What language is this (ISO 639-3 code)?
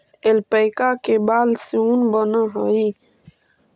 mag